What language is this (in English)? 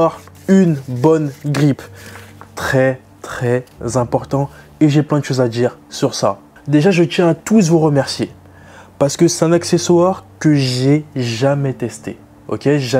French